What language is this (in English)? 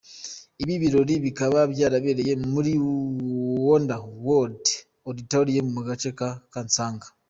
Kinyarwanda